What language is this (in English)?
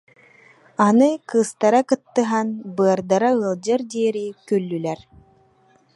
Yakut